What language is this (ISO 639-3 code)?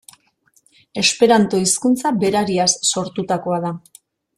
eus